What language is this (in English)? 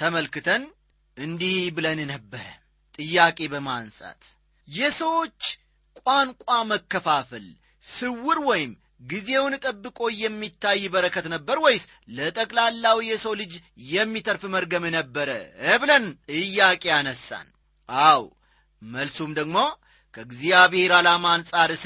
Amharic